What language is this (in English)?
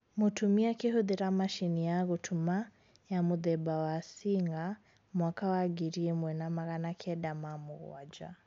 Kikuyu